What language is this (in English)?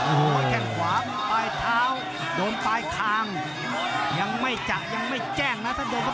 Thai